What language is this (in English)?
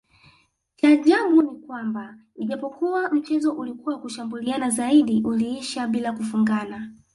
Swahili